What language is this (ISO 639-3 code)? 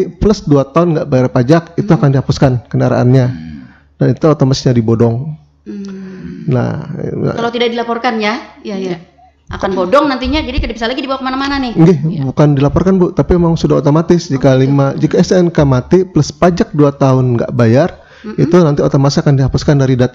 ind